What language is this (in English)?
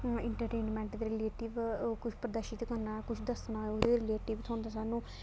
Dogri